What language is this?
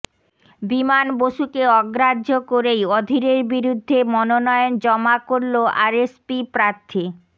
Bangla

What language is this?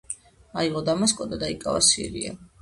Georgian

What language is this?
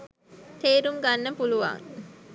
Sinhala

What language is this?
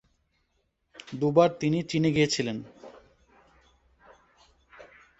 Bangla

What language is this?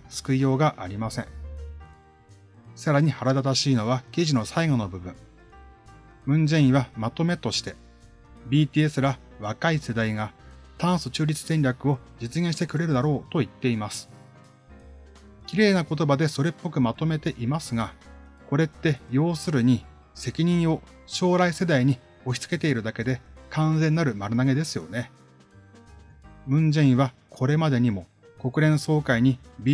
Japanese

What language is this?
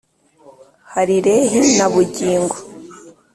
Kinyarwanda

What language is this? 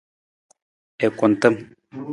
Nawdm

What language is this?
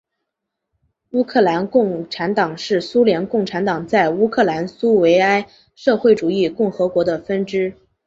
Chinese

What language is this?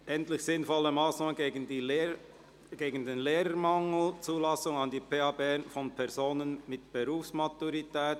Swiss German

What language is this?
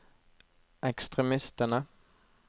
Norwegian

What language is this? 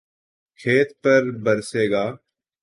Urdu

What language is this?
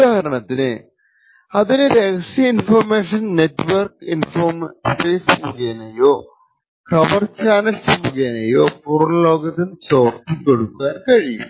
Malayalam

